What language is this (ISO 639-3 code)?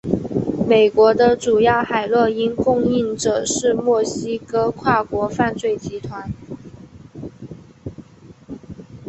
zho